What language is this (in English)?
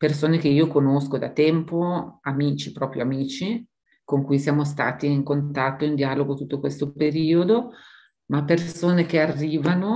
Italian